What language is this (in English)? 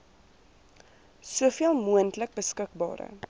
Afrikaans